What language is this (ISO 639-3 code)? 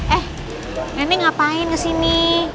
ind